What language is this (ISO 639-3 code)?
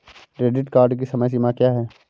hin